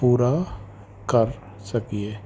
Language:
Punjabi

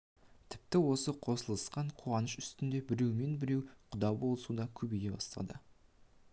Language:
Kazakh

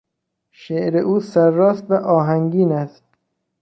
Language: Persian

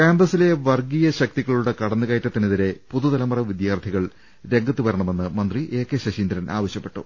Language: Malayalam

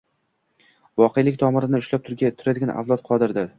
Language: Uzbek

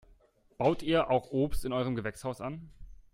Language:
German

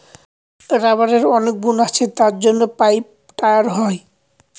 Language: Bangla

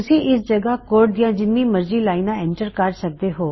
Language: Punjabi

